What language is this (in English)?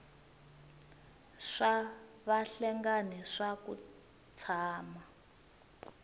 Tsonga